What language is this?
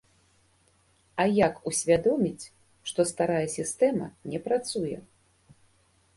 Belarusian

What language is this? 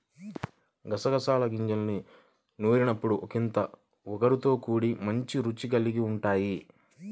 Telugu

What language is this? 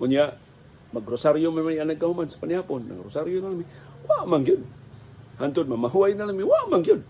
Filipino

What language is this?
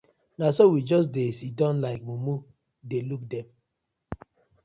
Nigerian Pidgin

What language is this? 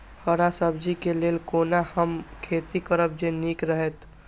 Maithili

